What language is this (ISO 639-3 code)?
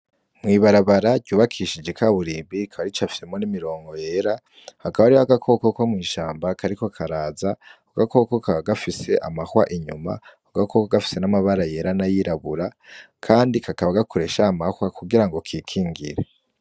run